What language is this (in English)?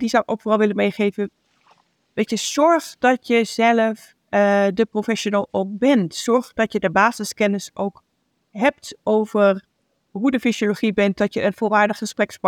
Dutch